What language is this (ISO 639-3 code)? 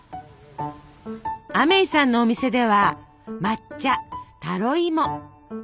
jpn